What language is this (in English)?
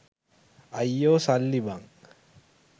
Sinhala